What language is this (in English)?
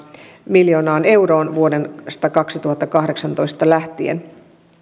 Finnish